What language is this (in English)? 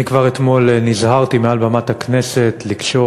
Hebrew